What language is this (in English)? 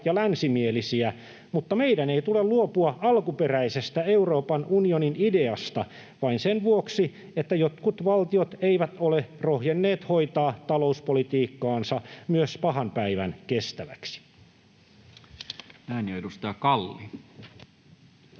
Finnish